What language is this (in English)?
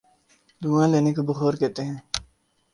Urdu